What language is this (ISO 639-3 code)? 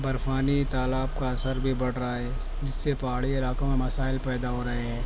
urd